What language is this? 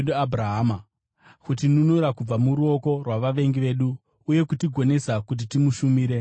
Shona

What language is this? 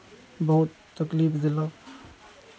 Maithili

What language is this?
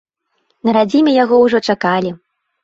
Belarusian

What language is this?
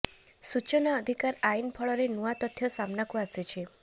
Odia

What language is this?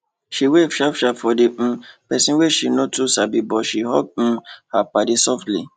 Nigerian Pidgin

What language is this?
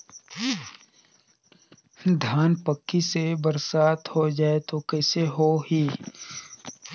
Chhattisgarhi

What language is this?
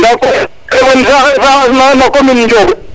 Serer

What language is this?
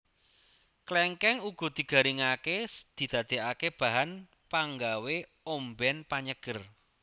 Javanese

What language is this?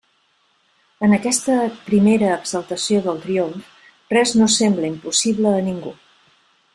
Catalan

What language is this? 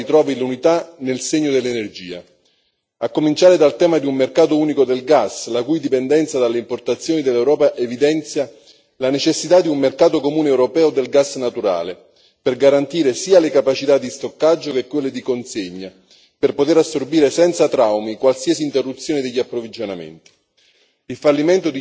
Italian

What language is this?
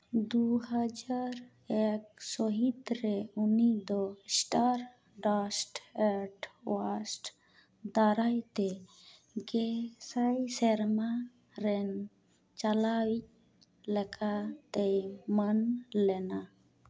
Santali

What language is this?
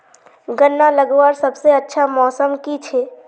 Magahi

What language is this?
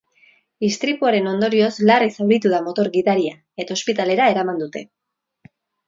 Basque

